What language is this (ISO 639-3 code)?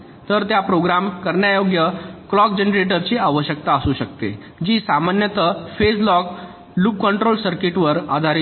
mar